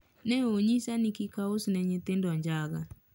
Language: Luo (Kenya and Tanzania)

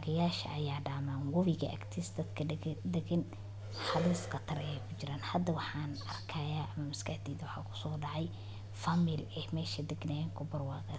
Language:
Somali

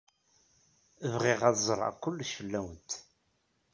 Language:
Kabyle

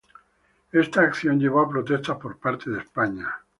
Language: Spanish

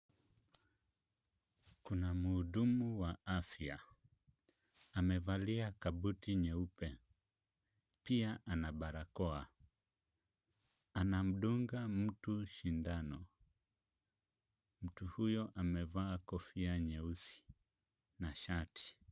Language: Swahili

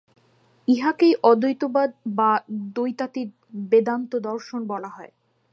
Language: Bangla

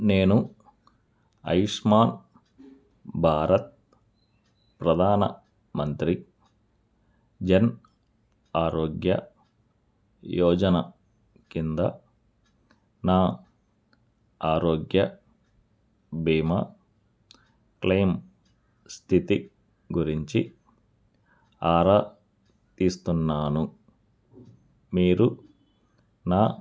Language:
Telugu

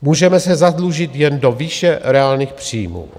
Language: Czech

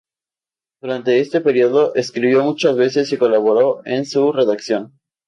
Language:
Spanish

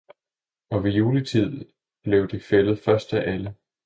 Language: Danish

